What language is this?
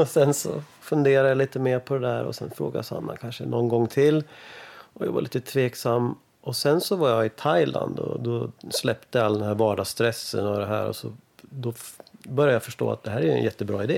Swedish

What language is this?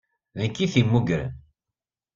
Kabyle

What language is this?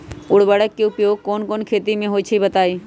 Magahi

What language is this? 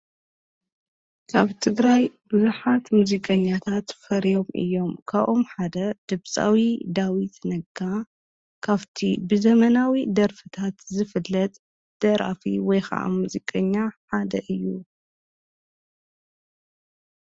Tigrinya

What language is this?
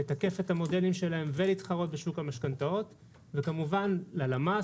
Hebrew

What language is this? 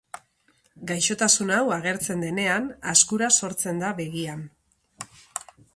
Basque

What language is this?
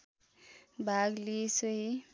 Nepali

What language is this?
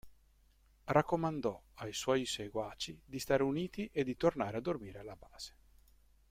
Italian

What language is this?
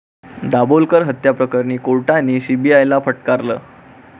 Marathi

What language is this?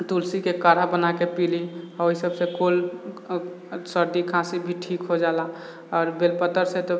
Maithili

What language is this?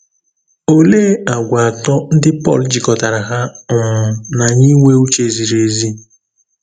Igbo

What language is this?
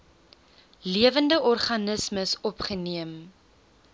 Afrikaans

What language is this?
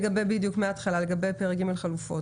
Hebrew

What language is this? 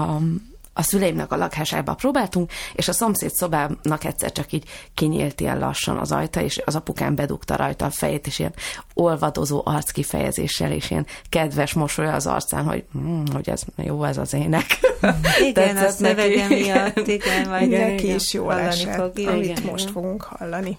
Hungarian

